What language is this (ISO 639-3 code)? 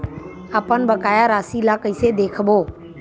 hne